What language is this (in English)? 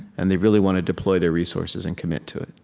English